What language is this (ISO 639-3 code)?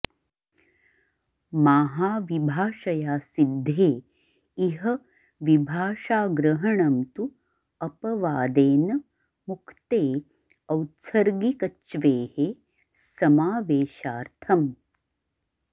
san